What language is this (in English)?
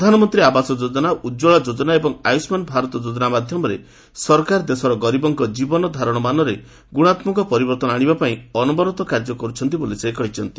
Odia